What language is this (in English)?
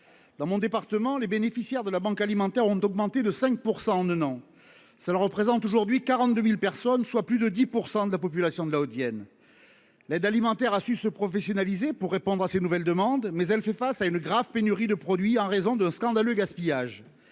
French